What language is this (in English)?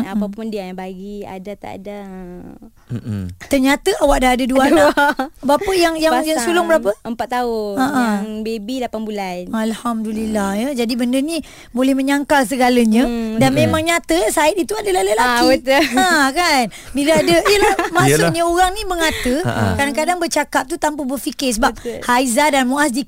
Malay